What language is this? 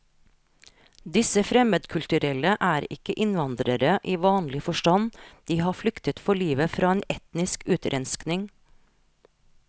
Norwegian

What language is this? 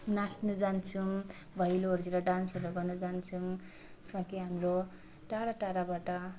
Nepali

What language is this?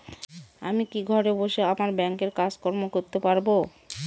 Bangla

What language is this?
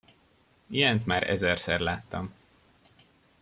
Hungarian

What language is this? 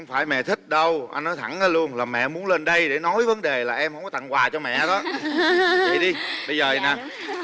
Vietnamese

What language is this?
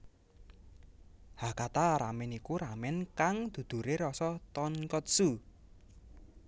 Javanese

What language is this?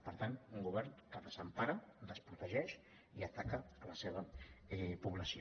Catalan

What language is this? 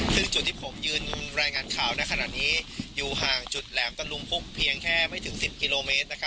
Thai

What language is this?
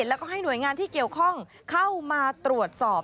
Thai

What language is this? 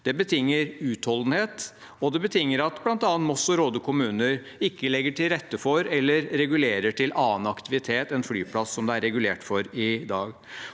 Norwegian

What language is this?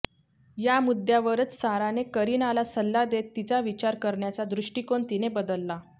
Marathi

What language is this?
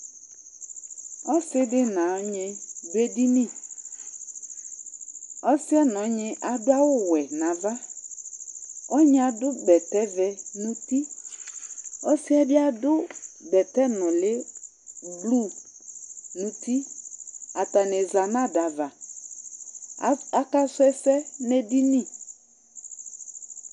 Ikposo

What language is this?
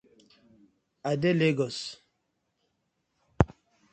Nigerian Pidgin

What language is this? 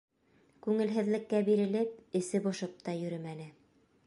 Bashkir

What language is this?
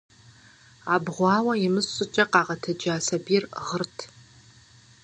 Kabardian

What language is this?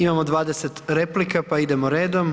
Croatian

